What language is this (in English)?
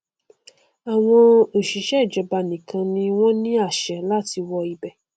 Yoruba